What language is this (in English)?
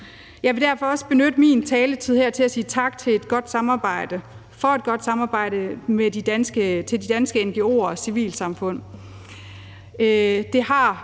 Danish